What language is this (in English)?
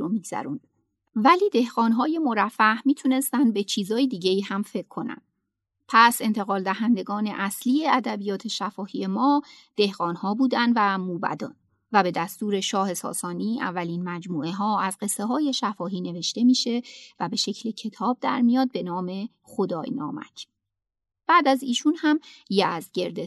Persian